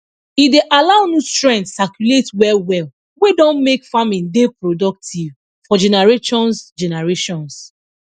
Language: Nigerian Pidgin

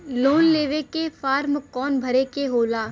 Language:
Bhojpuri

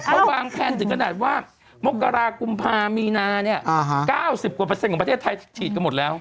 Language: Thai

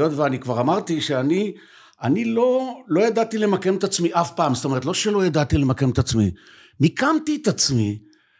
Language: Hebrew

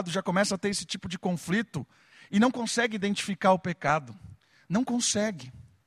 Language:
Portuguese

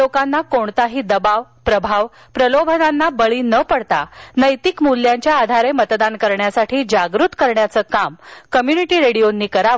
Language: Marathi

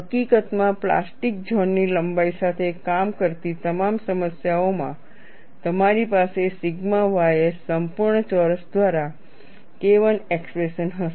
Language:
Gujarati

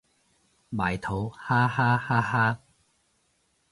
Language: Cantonese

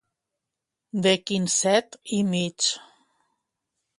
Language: Catalan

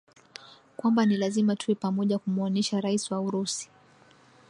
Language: Swahili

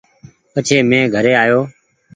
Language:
Goaria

